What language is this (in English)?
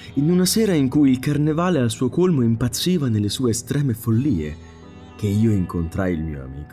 Italian